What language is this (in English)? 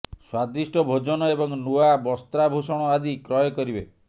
Odia